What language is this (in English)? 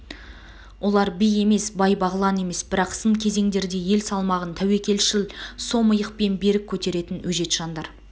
Kazakh